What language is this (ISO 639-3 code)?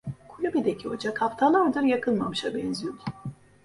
tur